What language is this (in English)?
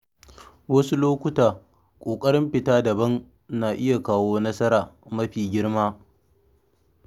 Hausa